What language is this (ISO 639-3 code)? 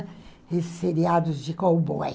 por